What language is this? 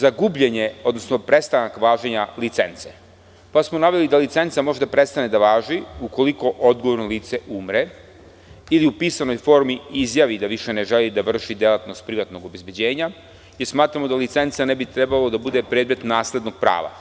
Serbian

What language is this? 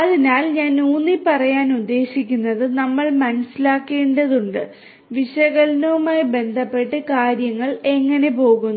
Malayalam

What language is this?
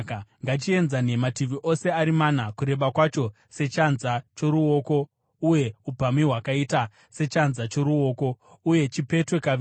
Shona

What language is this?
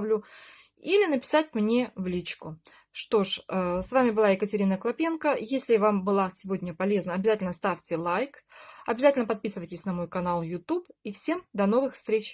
Russian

